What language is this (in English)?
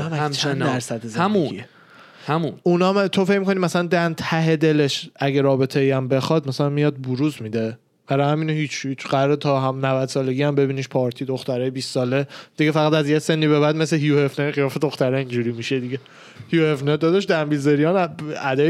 Persian